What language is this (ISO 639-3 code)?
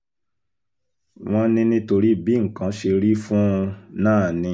yor